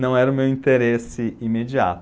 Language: Portuguese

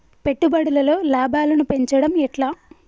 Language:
Telugu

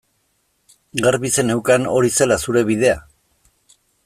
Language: Basque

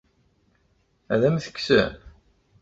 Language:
Kabyle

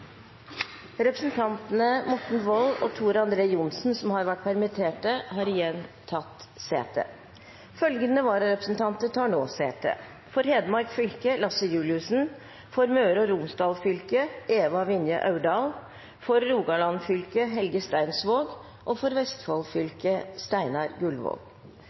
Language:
Norwegian Bokmål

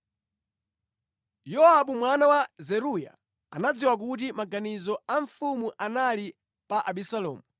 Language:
Nyanja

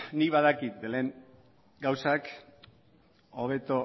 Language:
Basque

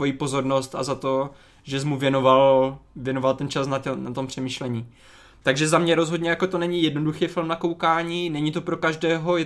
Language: Czech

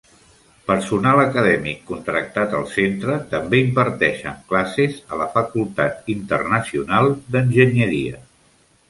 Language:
Catalan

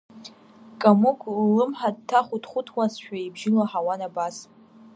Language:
Abkhazian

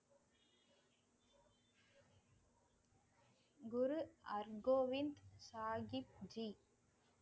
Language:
Tamil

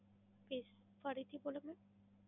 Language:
Gujarati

